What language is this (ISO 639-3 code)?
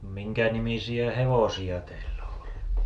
fin